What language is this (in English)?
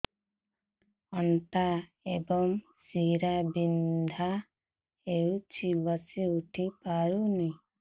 Odia